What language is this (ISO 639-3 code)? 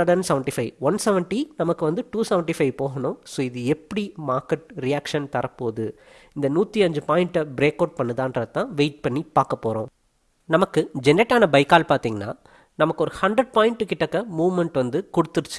eng